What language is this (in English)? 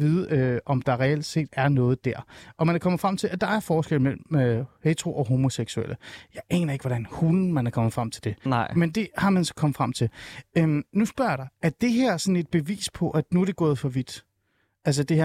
Danish